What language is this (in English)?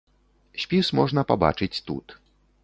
Belarusian